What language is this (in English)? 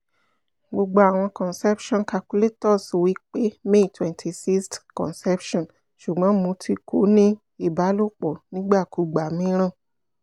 Yoruba